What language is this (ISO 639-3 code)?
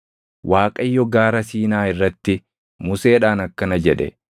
orm